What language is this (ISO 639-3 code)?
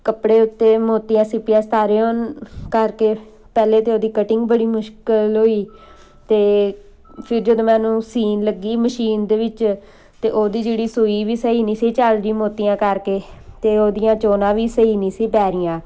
pan